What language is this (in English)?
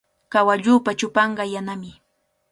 Cajatambo North Lima Quechua